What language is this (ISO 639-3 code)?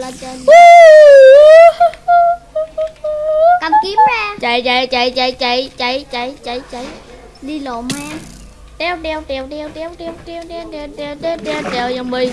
vie